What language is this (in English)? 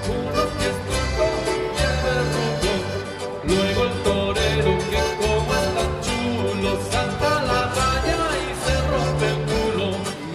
Romanian